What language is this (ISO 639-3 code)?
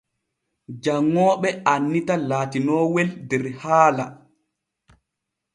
fue